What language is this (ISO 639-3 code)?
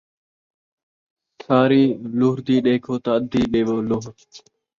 skr